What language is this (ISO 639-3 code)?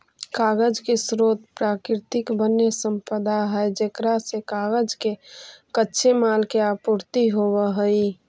mag